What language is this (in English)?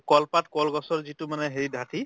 Assamese